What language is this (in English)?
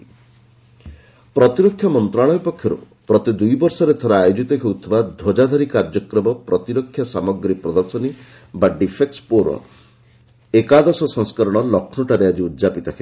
Odia